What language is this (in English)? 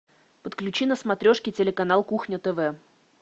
Russian